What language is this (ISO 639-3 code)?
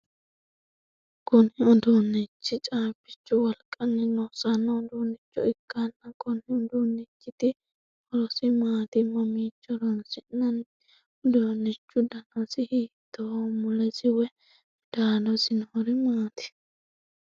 sid